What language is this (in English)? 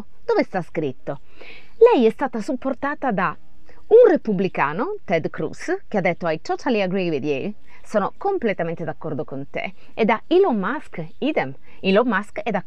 Italian